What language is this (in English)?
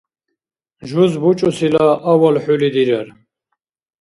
Dargwa